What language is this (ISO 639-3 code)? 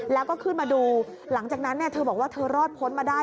tha